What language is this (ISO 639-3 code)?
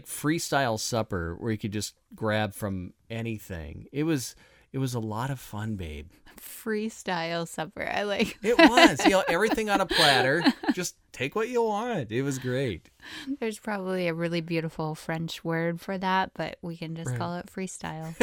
eng